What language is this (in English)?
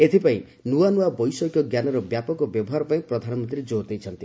Odia